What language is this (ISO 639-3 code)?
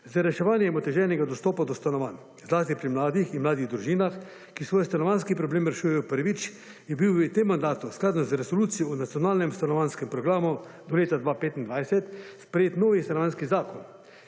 slv